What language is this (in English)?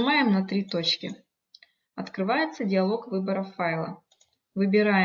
Russian